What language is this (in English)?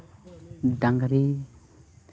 Santali